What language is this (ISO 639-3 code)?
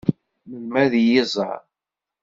kab